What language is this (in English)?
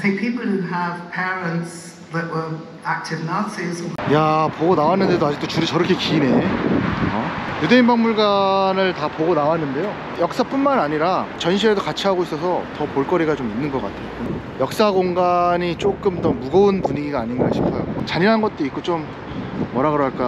Korean